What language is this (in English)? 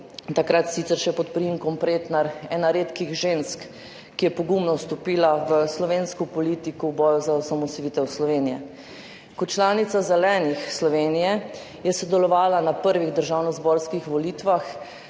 Slovenian